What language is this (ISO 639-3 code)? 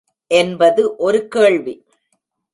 tam